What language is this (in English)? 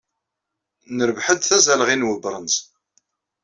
Kabyle